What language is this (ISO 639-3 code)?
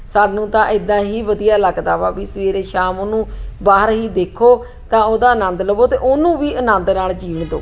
pan